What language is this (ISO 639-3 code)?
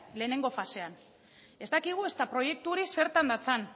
eus